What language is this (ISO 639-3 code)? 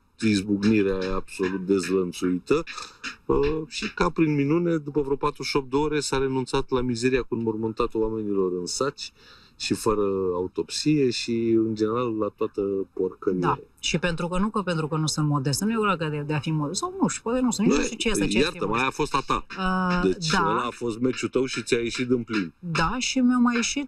ron